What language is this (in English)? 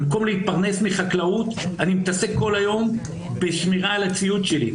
Hebrew